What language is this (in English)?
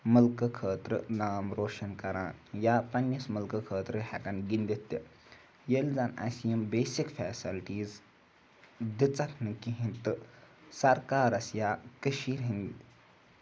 Kashmiri